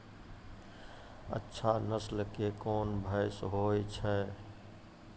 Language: Maithili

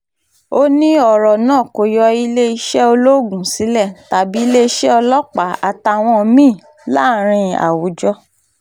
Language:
Yoruba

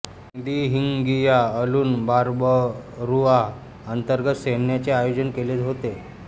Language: Marathi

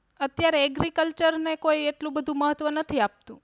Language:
Gujarati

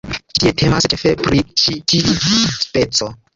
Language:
Esperanto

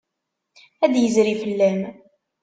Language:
Kabyle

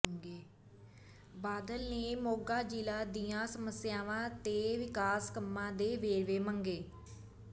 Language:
Punjabi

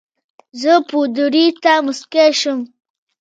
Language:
Pashto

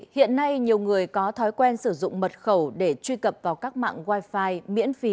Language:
Vietnamese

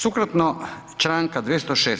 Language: Croatian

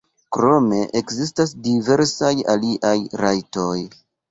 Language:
Esperanto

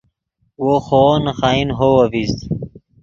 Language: Yidgha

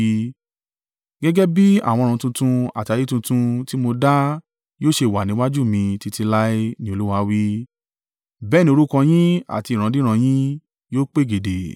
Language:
Yoruba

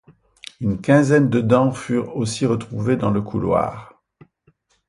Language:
French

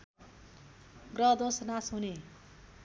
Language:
Nepali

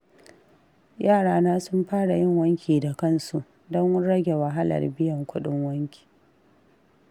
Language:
Hausa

